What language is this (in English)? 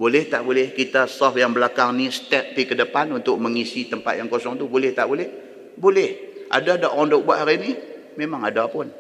Malay